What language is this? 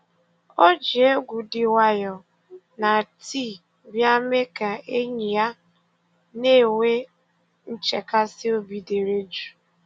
Igbo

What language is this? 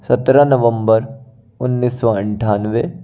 Hindi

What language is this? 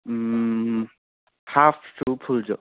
Manipuri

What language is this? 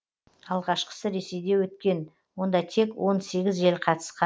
Kazakh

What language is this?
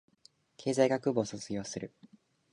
Japanese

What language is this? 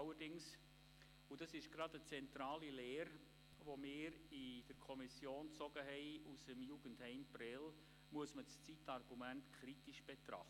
Swiss German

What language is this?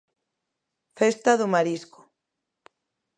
Galician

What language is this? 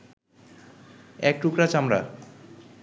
Bangla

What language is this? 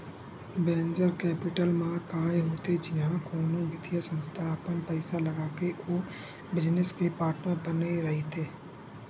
Chhattisgarhi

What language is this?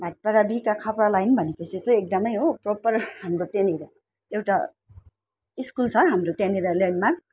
Nepali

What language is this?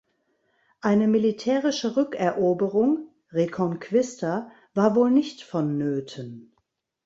German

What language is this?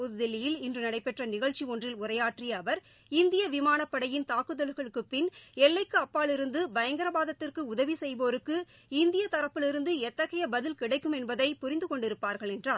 Tamil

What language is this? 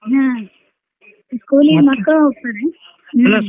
Kannada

